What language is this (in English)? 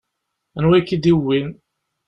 Kabyle